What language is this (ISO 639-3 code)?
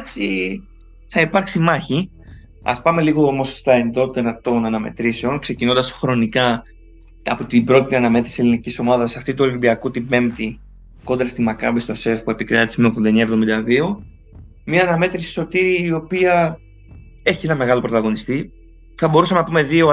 ell